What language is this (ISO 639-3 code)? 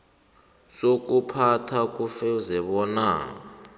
nbl